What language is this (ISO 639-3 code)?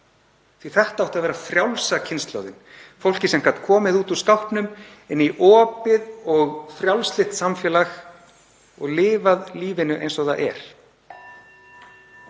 isl